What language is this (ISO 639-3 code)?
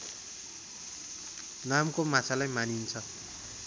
nep